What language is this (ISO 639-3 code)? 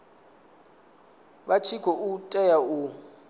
ven